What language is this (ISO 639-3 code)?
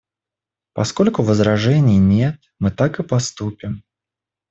rus